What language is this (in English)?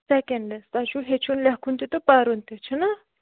Kashmiri